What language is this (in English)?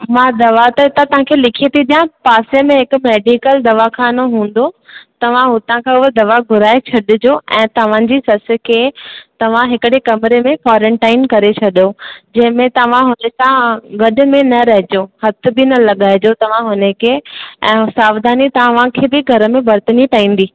Sindhi